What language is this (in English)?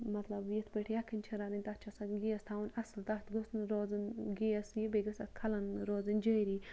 Kashmiri